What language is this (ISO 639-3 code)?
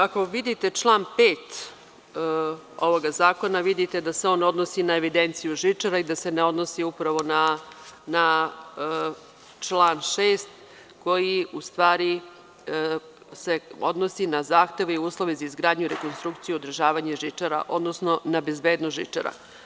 srp